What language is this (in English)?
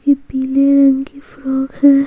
Hindi